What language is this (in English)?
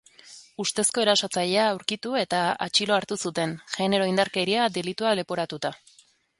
Basque